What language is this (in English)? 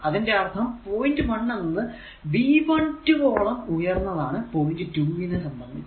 Malayalam